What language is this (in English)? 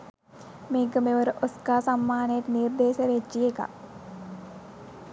Sinhala